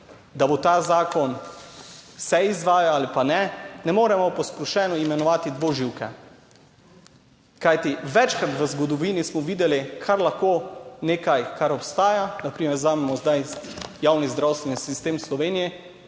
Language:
Slovenian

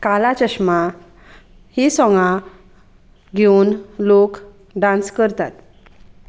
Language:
Konkani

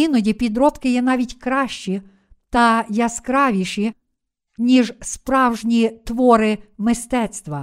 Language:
Ukrainian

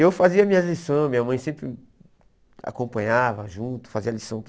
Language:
Portuguese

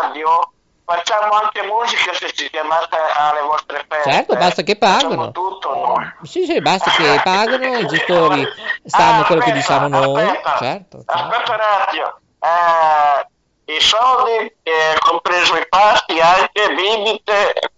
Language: Italian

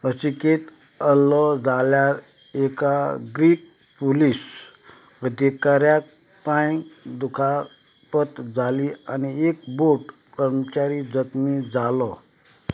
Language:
Konkani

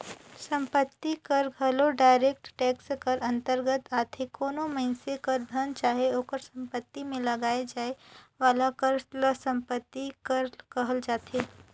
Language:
Chhattisgarhi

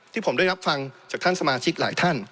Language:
Thai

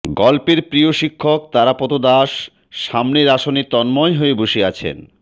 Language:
Bangla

